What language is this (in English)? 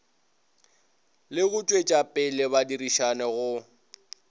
Northern Sotho